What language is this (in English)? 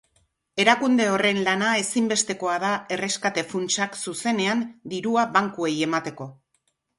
Basque